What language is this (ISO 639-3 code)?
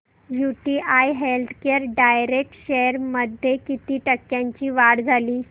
mar